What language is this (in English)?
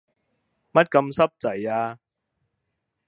Cantonese